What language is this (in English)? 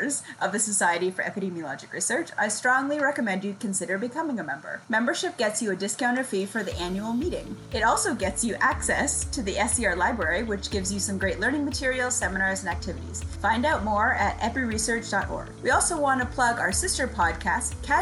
English